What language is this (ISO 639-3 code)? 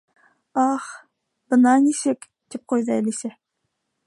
bak